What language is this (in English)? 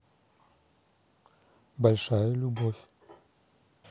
Russian